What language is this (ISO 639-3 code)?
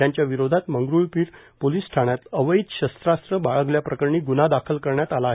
mar